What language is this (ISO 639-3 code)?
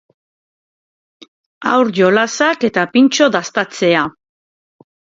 eus